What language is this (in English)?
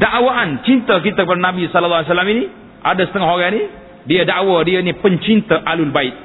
Malay